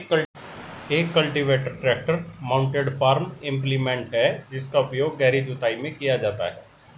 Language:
Hindi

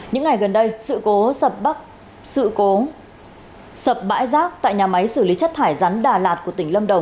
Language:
Vietnamese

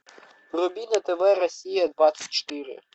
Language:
Russian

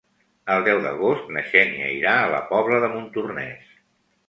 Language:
Catalan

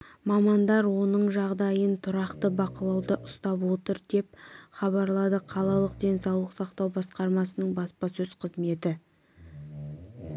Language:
Kazakh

